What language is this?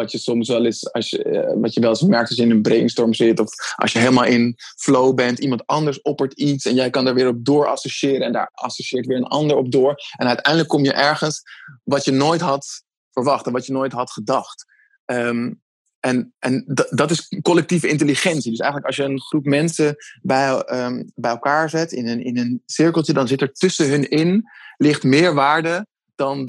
Dutch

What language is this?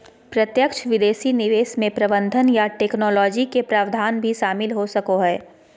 Magahi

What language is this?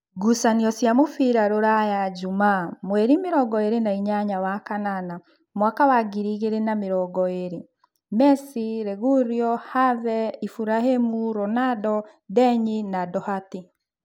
Kikuyu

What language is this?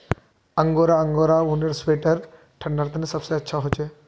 Magahi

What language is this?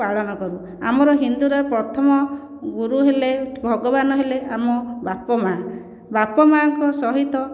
Odia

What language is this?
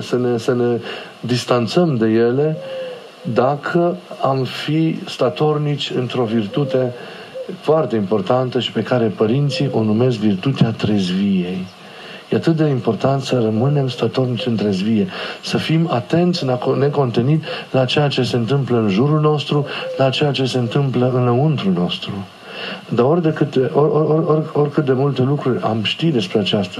Romanian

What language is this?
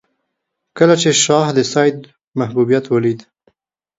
Pashto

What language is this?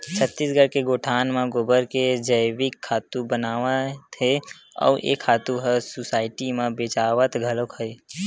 Chhattisgarhi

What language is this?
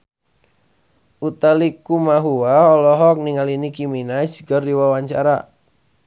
Sundanese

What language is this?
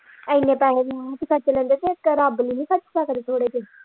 Punjabi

